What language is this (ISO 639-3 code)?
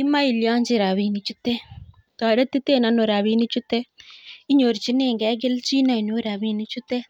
kln